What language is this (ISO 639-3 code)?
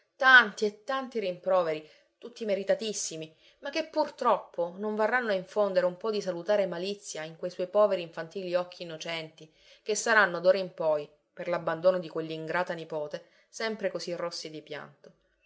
ita